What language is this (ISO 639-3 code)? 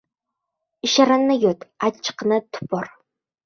uzb